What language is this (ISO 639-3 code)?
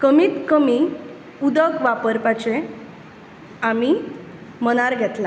kok